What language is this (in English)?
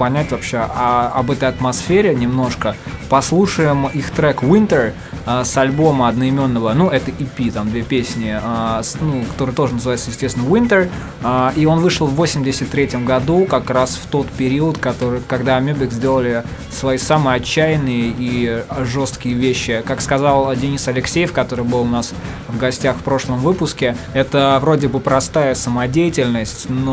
Russian